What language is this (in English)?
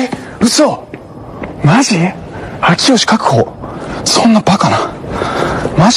Japanese